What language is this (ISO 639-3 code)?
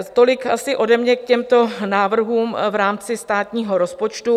ces